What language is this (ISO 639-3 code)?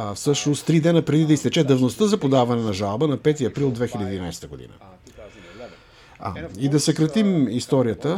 bul